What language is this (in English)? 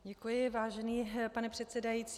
Czech